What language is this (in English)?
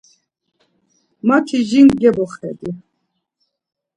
Laz